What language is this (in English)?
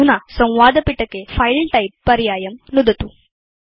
Sanskrit